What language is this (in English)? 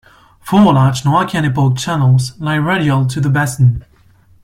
English